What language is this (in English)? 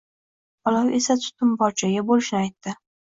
Uzbek